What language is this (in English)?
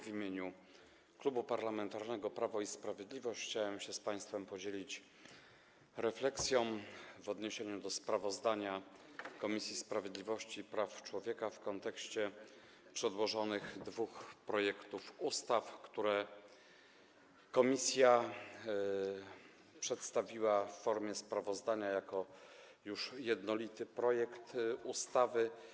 Polish